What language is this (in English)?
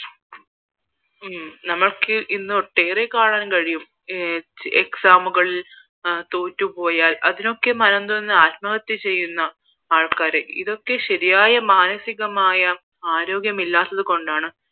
Malayalam